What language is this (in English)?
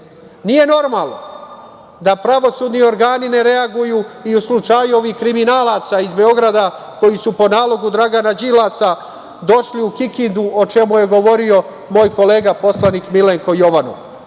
Serbian